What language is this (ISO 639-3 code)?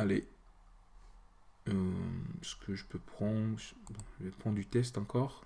fra